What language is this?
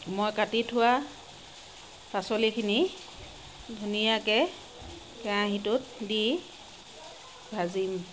Assamese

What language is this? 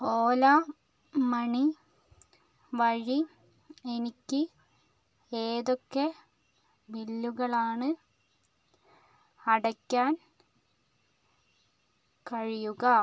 Malayalam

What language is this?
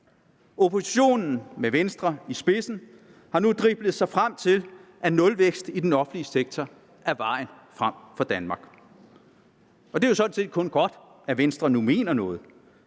Danish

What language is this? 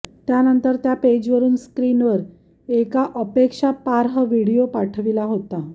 Marathi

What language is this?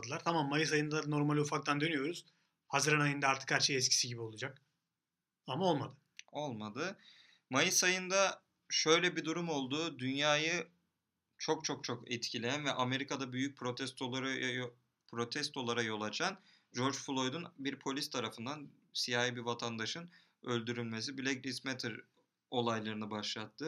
Turkish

